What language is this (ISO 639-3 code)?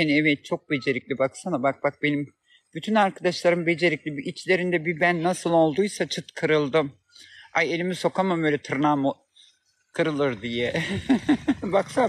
tur